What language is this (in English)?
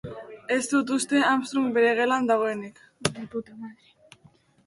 Basque